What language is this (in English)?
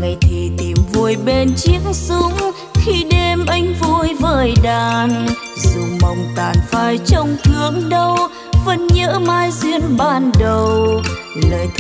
Vietnamese